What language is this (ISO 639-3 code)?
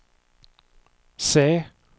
swe